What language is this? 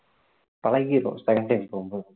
Tamil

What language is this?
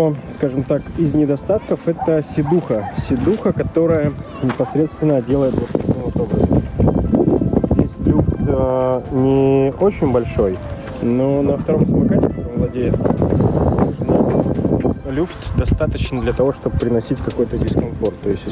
Russian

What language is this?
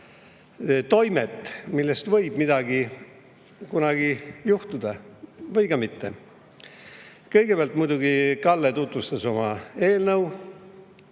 Estonian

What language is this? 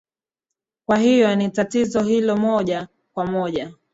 Swahili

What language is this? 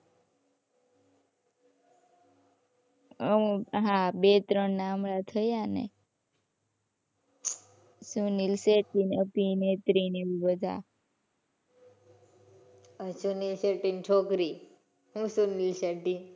Gujarati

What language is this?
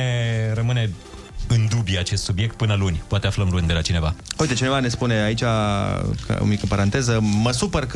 Romanian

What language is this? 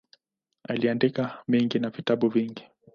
Swahili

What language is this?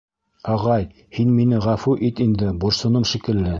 Bashkir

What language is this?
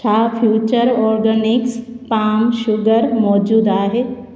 Sindhi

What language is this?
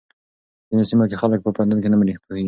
Pashto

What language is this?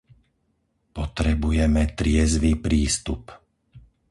Slovak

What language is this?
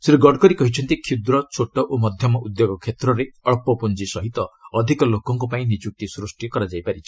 Odia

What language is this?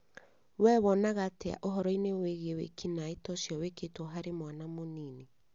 Kikuyu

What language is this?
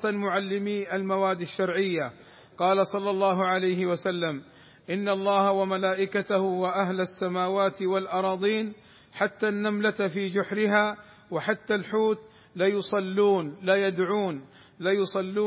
Arabic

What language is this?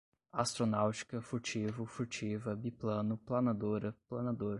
Portuguese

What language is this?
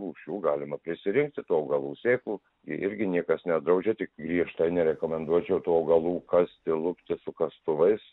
Lithuanian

